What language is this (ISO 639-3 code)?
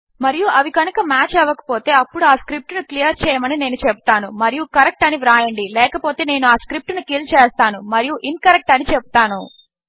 tel